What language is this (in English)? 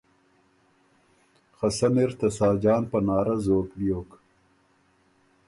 Ormuri